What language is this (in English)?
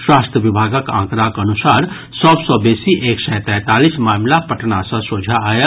Maithili